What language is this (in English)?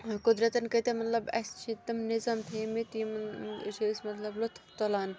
Kashmiri